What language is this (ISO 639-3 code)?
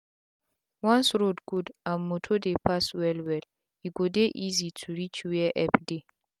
pcm